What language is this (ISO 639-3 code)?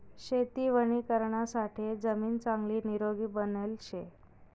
mar